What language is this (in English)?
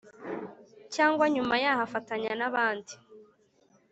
Kinyarwanda